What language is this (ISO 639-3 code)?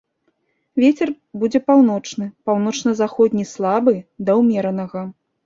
bel